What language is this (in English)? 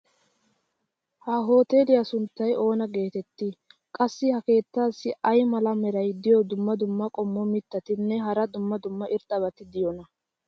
Wolaytta